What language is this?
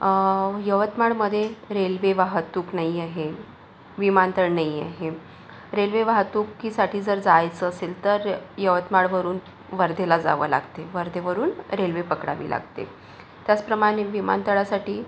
Marathi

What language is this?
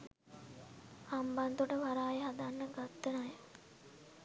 Sinhala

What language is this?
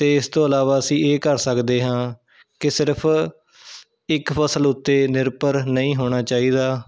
Punjabi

